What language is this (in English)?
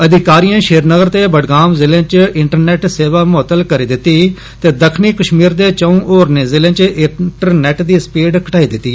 Dogri